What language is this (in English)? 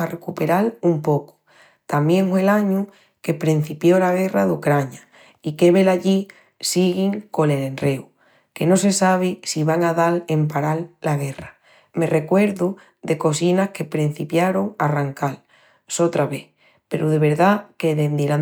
Extremaduran